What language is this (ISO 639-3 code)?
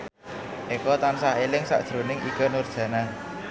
jav